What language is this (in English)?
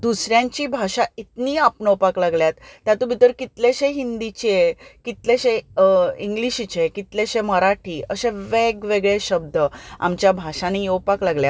Konkani